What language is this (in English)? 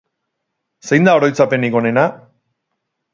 Basque